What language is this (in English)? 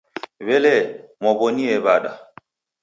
Taita